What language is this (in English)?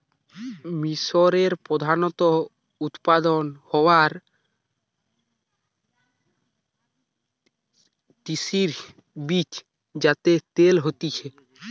Bangla